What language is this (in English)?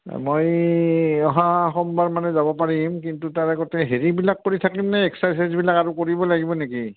Assamese